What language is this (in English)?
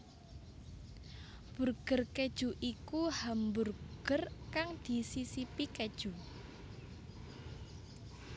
Javanese